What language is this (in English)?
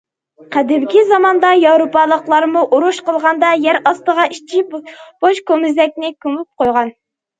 Uyghur